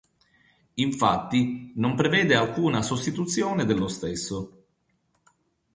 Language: Italian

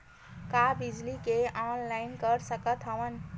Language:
Chhattisgarhi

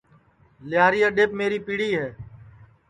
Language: Sansi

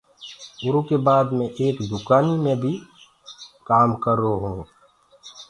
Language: Gurgula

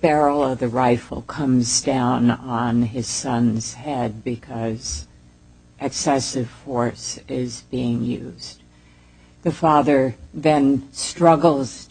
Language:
English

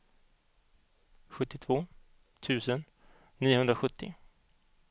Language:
Swedish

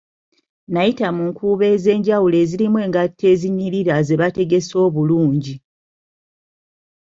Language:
Ganda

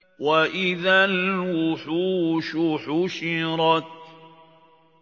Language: Arabic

